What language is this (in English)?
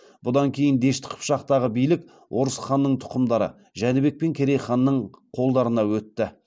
Kazakh